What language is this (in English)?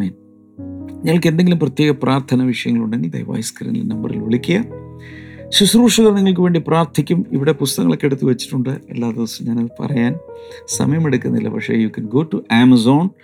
Malayalam